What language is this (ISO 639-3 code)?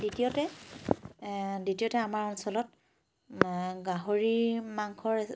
asm